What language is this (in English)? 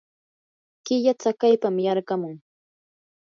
Yanahuanca Pasco Quechua